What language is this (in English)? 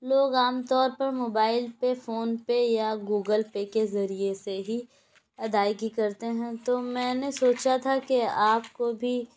Urdu